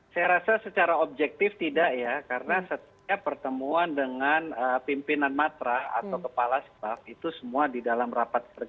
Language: Indonesian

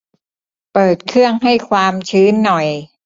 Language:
Thai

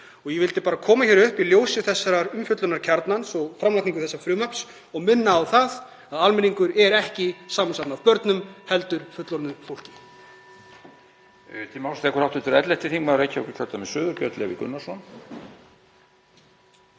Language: Icelandic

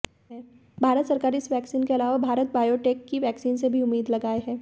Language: Hindi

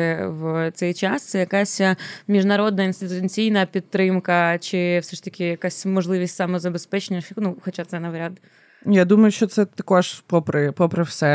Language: Ukrainian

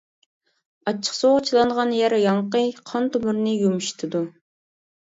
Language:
Uyghur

